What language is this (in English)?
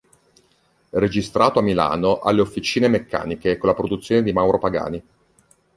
Italian